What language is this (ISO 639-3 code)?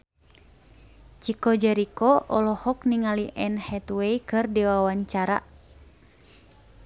sun